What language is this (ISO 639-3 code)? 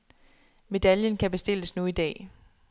dan